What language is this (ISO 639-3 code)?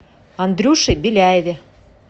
rus